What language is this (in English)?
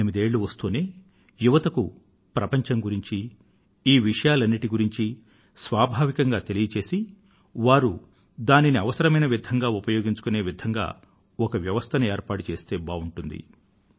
Telugu